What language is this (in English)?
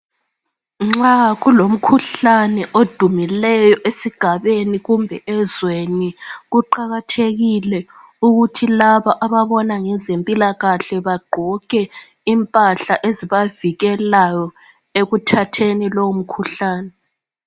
North Ndebele